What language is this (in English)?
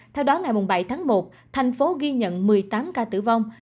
Vietnamese